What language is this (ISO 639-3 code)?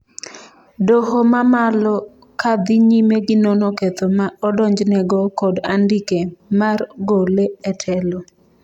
luo